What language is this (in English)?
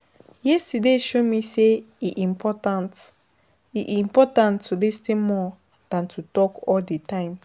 Nigerian Pidgin